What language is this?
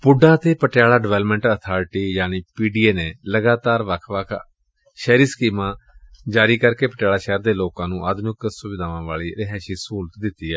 Punjabi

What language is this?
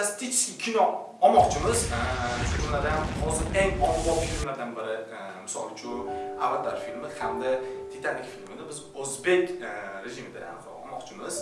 Uzbek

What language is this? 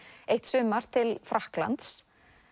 Icelandic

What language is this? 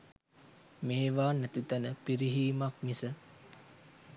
Sinhala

